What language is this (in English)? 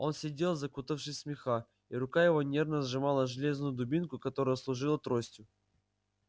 Russian